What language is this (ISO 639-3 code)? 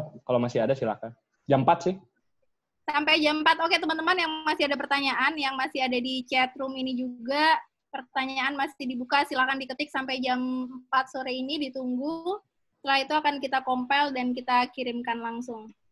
ind